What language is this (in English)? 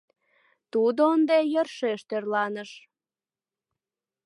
Mari